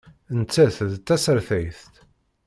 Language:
Kabyle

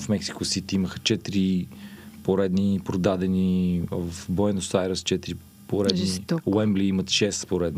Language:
Bulgarian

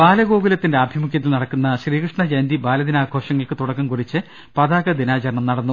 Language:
Malayalam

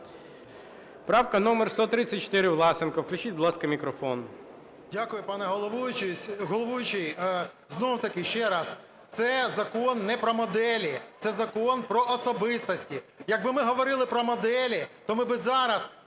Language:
Ukrainian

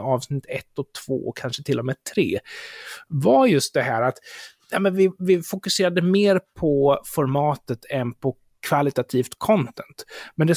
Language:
Swedish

